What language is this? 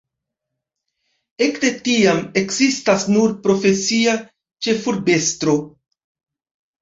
Esperanto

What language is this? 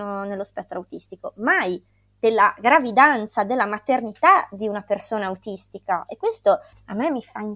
Italian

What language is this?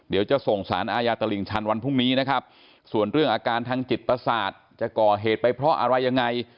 Thai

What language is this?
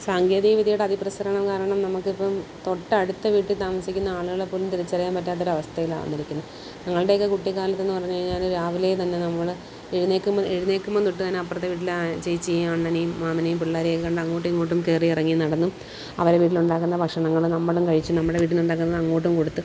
Malayalam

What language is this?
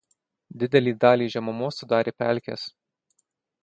Lithuanian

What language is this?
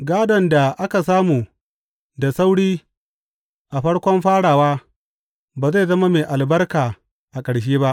Hausa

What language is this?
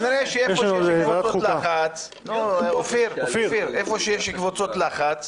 Hebrew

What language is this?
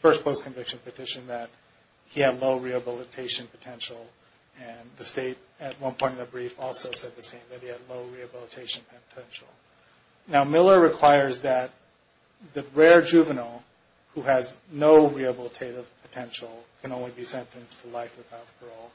English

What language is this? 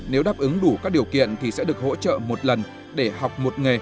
Vietnamese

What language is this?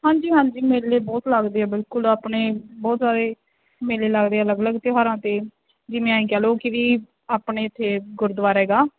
Punjabi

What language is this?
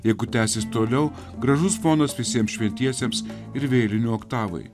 Lithuanian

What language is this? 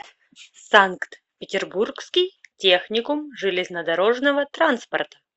Russian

